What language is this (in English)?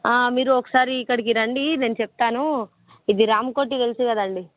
Telugu